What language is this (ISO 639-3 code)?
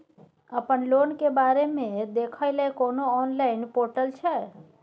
mai